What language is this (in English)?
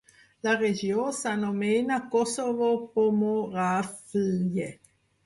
Catalan